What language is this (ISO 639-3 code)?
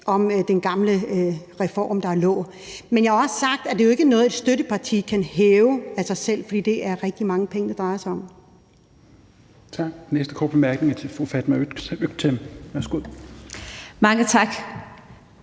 dan